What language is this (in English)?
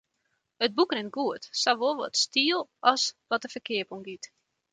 Western Frisian